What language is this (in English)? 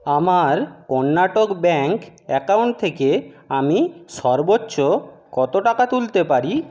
Bangla